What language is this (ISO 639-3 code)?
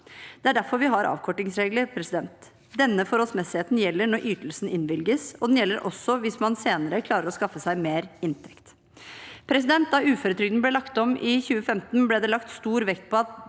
nor